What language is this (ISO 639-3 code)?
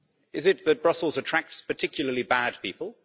eng